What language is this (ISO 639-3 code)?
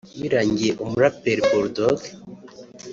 kin